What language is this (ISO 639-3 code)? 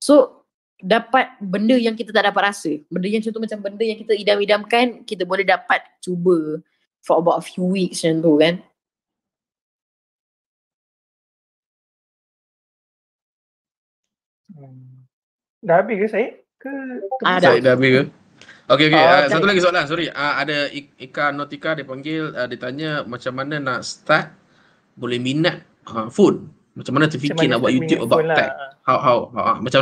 msa